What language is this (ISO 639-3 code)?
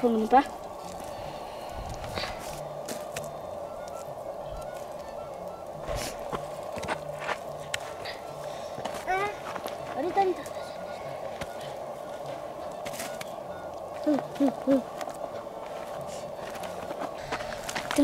spa